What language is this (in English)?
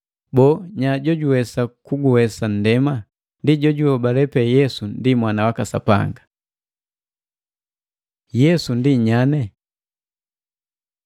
Matengo